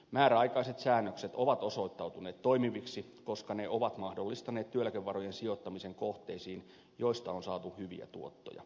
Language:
Finnish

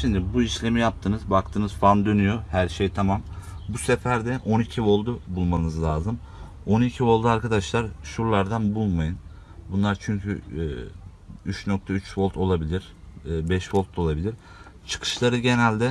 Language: Turkish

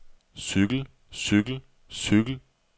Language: Danish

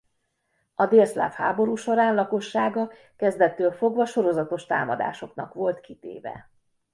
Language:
Hungarian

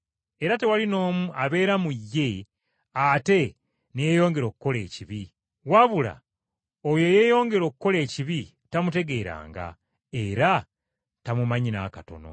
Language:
Ganda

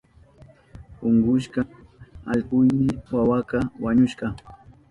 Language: Southern Pastaza Quechua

